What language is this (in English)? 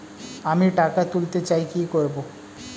Bangla